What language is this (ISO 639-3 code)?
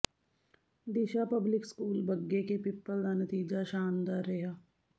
pan